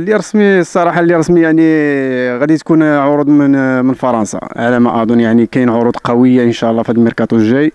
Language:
Arabic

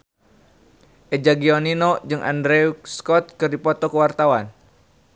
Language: Sundanese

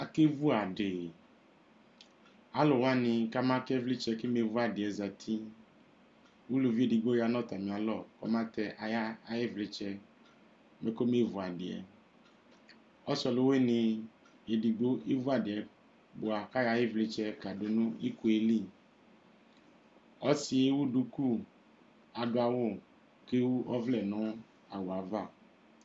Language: Ikposo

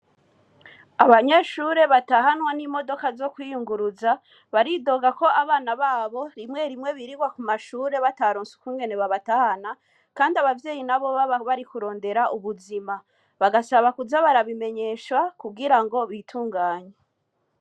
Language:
Rundi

